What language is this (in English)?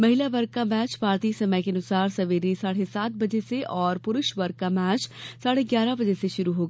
Hindi